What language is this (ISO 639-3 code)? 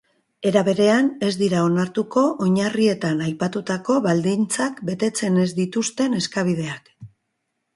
eus